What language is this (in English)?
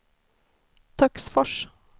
Swedish